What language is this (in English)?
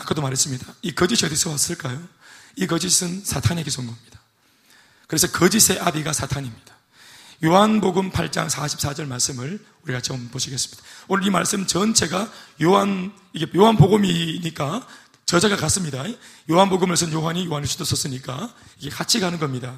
Korean